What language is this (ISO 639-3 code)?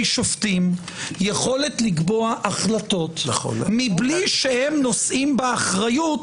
heb